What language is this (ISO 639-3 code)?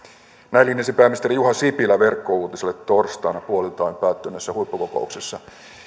fin